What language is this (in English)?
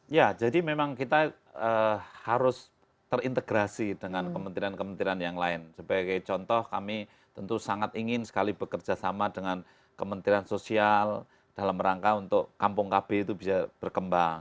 Indonesian